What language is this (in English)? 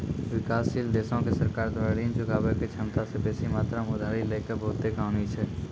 Maithili